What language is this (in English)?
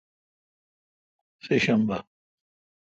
Kalkoti